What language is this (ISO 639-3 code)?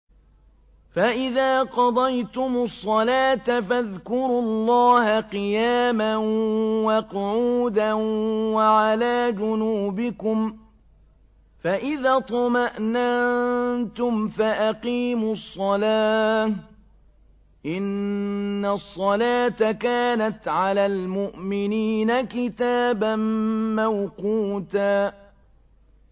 ara